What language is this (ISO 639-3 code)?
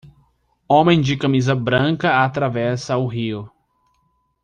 por